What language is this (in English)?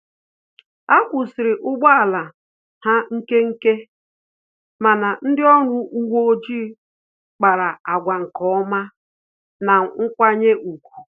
Igbo